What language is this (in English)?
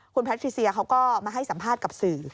Thai